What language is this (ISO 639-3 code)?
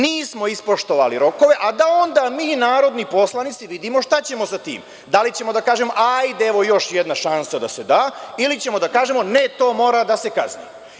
srp